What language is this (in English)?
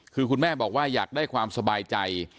Thai